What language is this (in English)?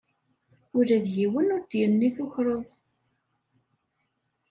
Kabyle